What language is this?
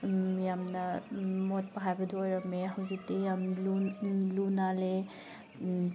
Manipuri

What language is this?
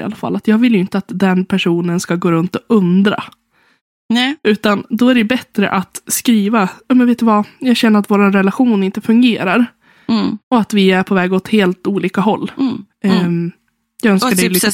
Swedish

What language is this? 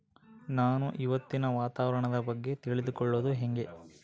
Kannada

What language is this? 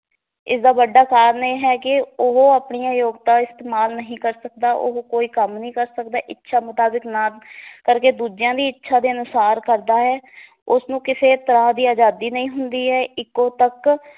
Punjabi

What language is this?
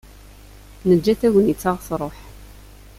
Kabyle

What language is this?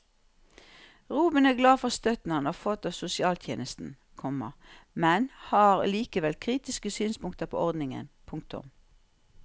Norwegian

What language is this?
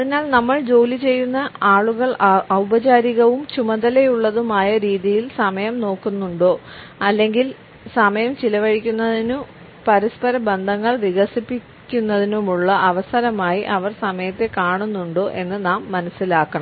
Malayalam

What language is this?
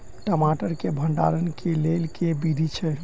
Maithili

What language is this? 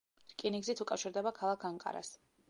Georgian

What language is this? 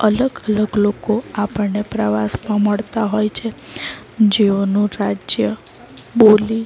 Gujarati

